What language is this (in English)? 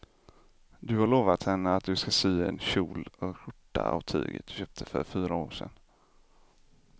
Swedish